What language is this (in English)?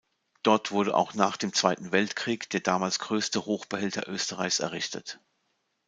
German